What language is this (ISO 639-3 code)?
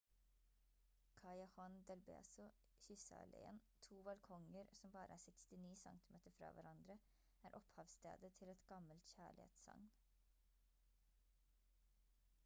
nob